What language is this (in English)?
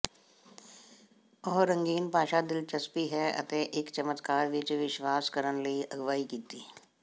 Punjabi